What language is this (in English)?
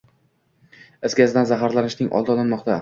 Uzbek